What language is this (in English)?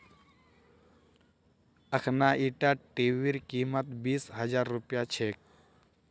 Magahi